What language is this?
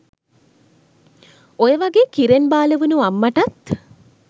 Sinhala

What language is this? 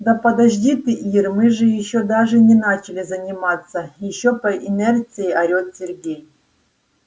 Russian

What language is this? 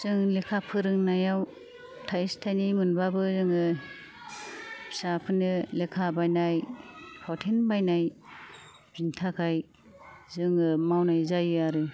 Bodo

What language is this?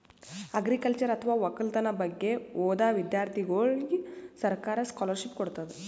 Kannada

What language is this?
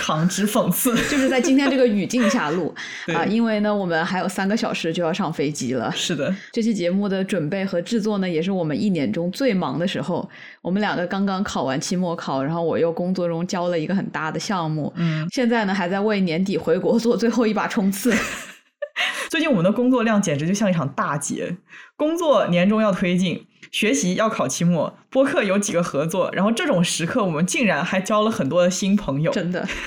Chinese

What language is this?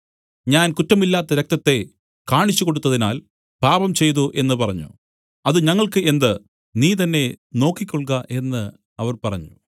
Malayalam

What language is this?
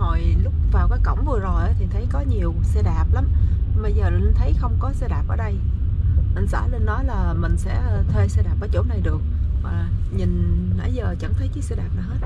Vietnamese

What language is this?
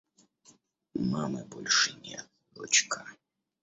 Russian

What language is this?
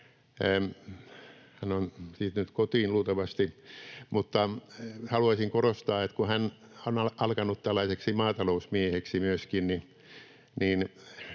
Finnish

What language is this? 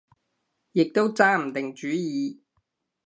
Cantonese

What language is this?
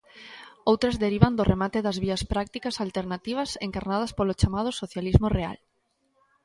Galician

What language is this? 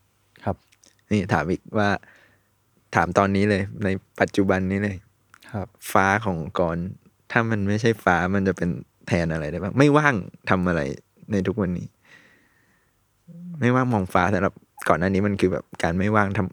Thai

